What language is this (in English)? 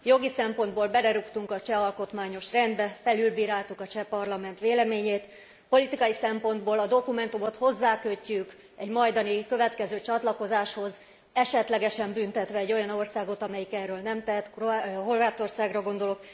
Hungarian